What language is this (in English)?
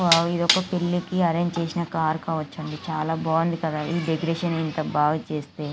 Telugu